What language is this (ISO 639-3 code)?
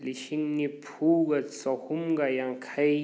mni